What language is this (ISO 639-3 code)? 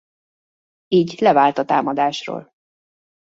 hun